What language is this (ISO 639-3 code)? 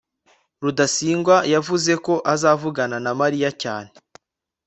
kin